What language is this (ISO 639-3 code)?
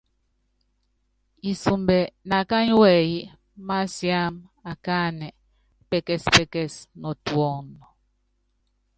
yav